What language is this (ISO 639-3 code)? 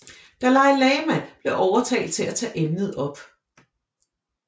dan